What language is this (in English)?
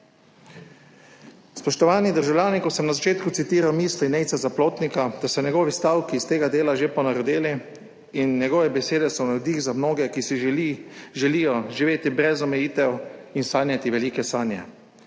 Slovenian